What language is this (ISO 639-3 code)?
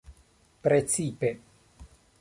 epo